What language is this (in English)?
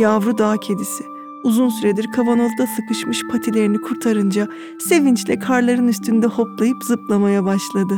Turkish